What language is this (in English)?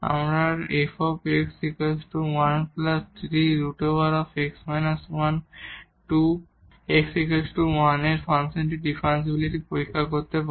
Bangla